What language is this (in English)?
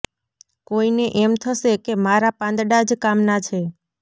Gujarati